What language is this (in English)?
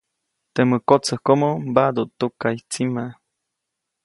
Copainalá Zoque